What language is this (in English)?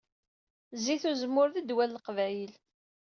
Kabyle